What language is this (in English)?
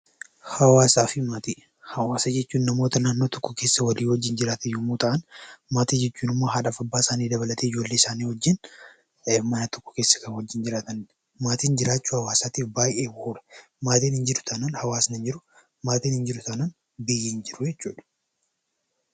Oromo